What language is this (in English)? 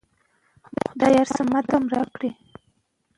Pashto